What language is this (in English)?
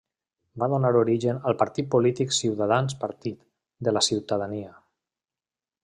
Catalan